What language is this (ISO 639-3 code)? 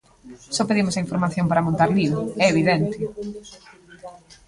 glg